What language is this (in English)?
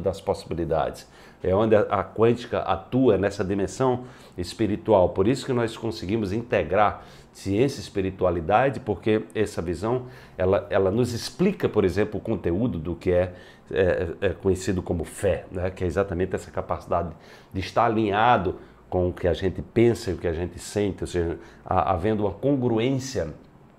Portuguese